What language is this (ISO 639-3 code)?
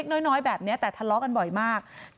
tha